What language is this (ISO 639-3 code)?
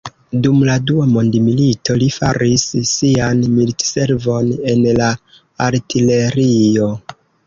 epo